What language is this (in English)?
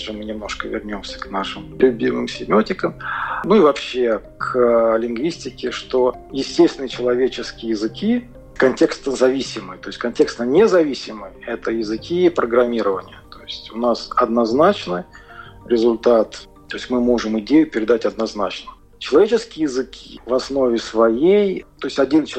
Russian